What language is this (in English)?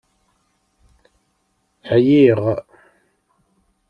Kabyle